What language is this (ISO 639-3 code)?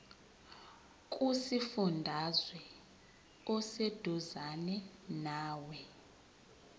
zul